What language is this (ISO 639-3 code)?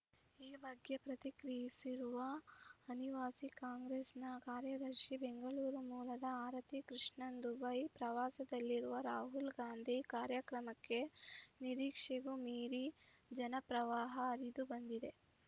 kan